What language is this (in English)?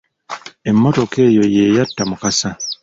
Ganda